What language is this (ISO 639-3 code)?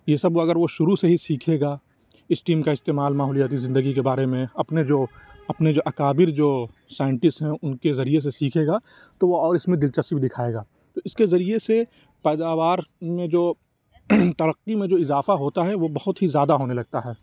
urd